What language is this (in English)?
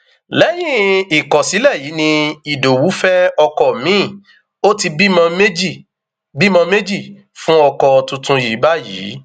Yoruba